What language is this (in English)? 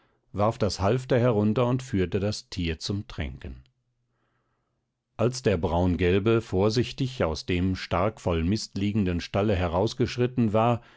German